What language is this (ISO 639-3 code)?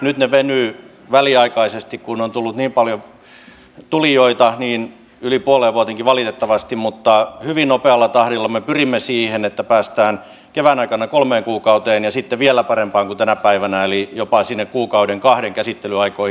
fin